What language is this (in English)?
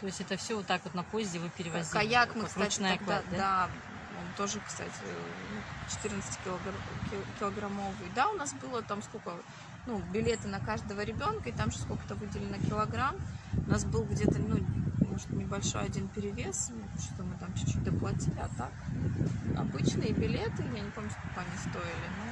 Russian